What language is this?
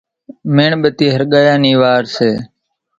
Kachi Koli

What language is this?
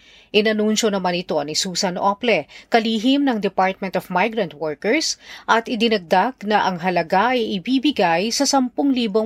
Filipino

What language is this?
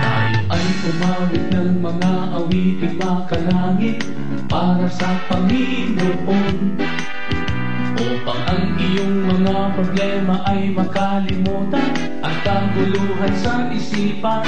Filipino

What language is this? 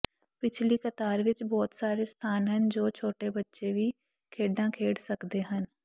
Punjabi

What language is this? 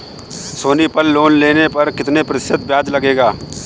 Hindi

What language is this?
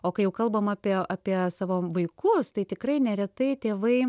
Lithuanian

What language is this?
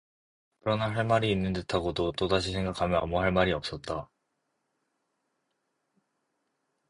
Korean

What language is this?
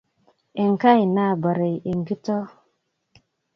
Kalenjin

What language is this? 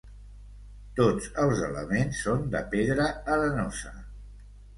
Catalan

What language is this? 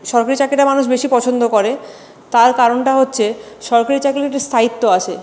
Bangla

